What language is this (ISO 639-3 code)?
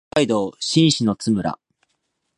jpn